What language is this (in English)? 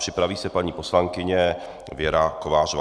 Czech